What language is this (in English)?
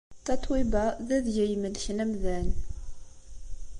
Kabyle